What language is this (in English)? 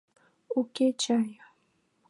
Mari